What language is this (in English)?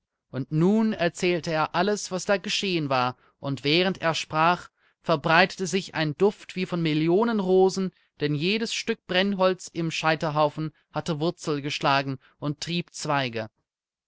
German